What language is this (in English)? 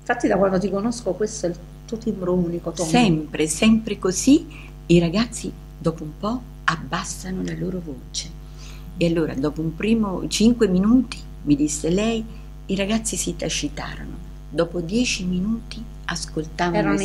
Italian